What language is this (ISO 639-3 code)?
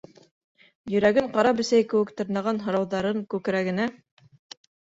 bak